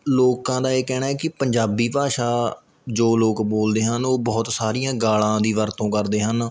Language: Punjabi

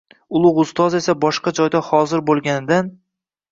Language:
Uzbek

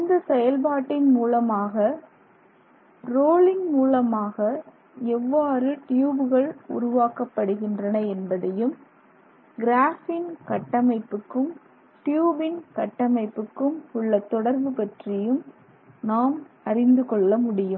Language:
Tamil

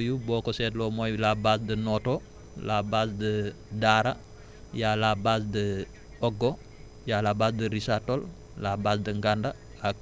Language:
Wolof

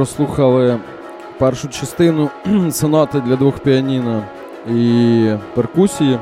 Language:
Ukrainian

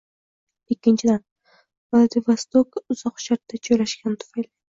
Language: Uzbek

